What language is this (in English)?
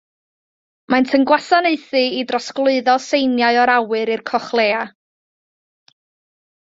Welsh